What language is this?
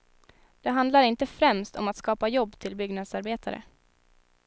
Swedish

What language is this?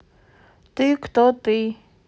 Russian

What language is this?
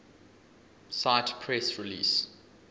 English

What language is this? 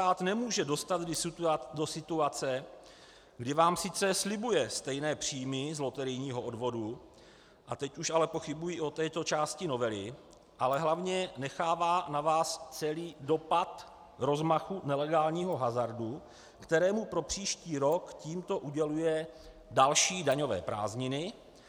Czech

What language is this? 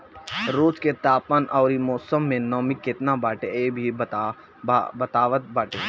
Bhojpuri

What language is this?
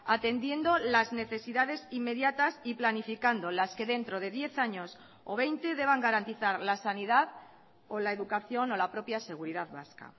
Spanish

